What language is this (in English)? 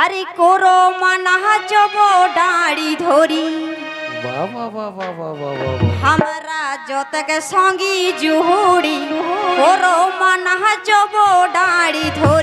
Bangla